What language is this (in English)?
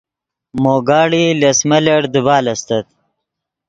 Yidgha